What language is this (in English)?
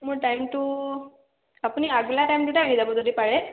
Assamese